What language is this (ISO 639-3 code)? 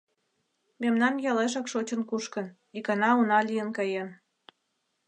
chm